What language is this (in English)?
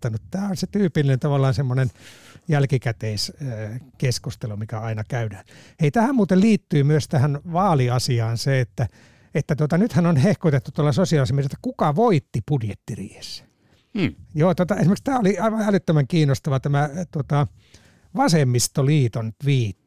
Finnish